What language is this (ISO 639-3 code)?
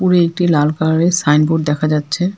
ben